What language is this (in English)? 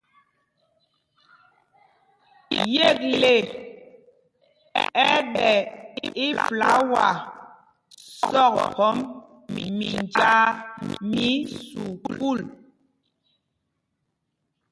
Mpumpong